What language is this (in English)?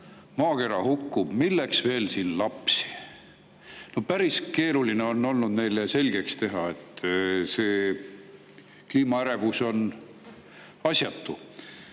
Estonian